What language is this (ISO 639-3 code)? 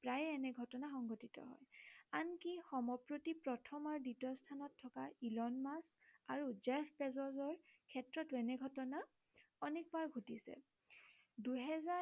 asm